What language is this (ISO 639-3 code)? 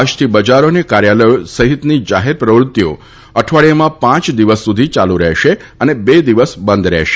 guj